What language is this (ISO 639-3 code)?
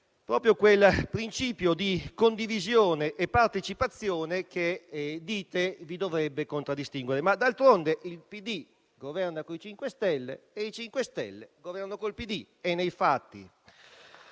ita